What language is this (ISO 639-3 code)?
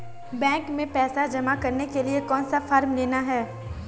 hin